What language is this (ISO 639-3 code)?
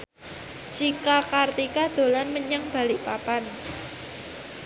jav